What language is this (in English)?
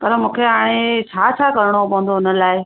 Sindhi